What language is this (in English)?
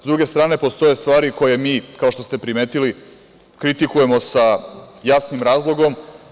Serbian